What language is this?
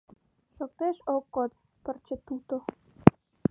Mari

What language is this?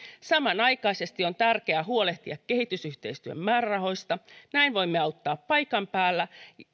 Finnish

